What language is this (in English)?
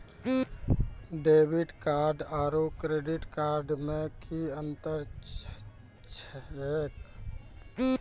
Maithili